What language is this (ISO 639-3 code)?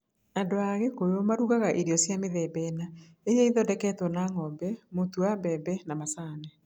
kik